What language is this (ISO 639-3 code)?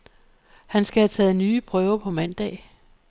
dan